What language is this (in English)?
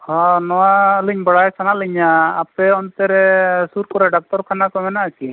Santali